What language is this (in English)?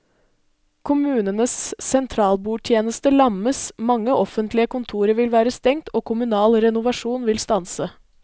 Norwegian